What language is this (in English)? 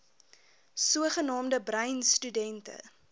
Afrikaans